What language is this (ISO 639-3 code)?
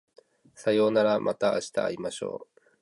jpn